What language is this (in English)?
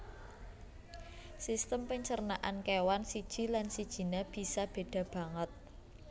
Javanese